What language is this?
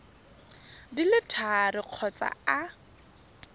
Tswana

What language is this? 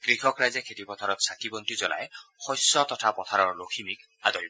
Assamese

